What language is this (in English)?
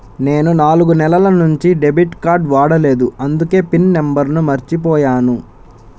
Telugu